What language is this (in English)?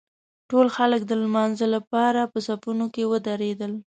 Pashto